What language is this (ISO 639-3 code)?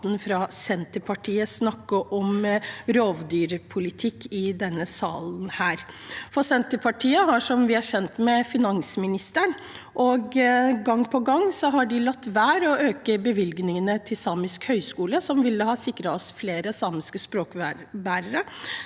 nor